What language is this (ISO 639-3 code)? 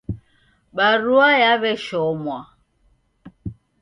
dav